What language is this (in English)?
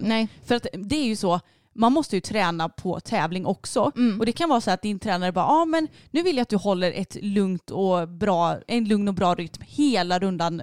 Swedish